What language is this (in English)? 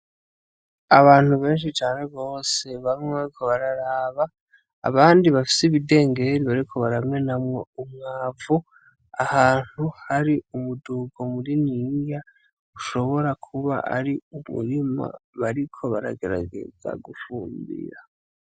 Rundi